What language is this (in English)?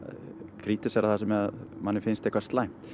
Icelandic